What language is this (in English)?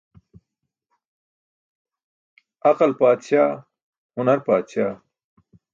Burushaski